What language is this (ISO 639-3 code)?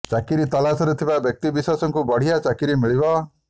ori